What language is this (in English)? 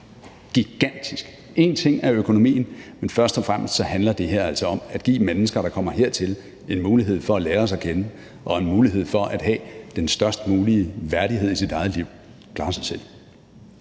Danish